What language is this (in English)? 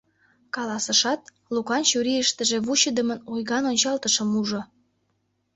Mari